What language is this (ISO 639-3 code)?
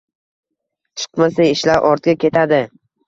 uzb